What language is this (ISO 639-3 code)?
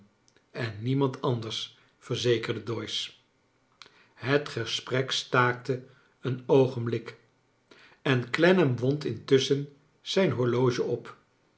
nld